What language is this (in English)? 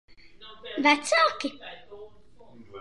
Latvian